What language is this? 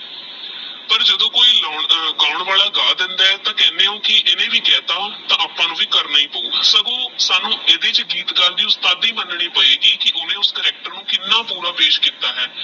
Punjabi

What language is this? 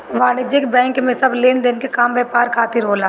Bhojpuri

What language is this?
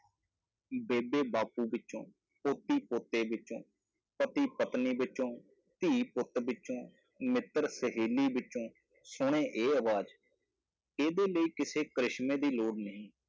Punjabi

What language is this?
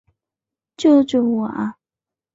Chinese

